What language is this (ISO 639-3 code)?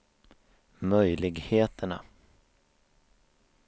swe